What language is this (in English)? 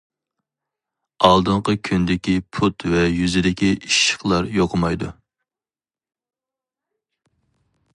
Uyghur